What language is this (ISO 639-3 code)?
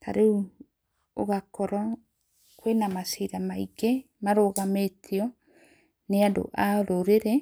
kik